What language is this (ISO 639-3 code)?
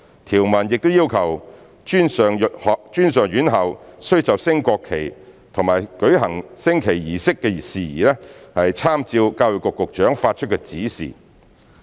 yue